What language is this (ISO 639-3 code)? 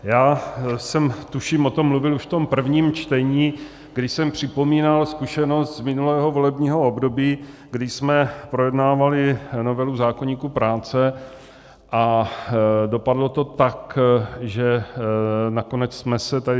ces